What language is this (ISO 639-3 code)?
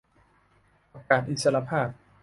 tha